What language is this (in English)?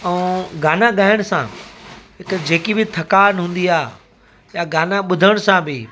Sindhi